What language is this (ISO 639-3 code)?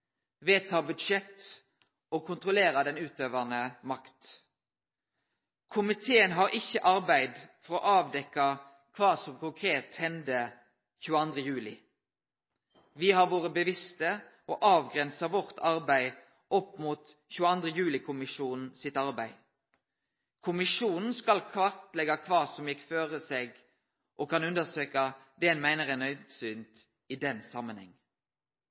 nno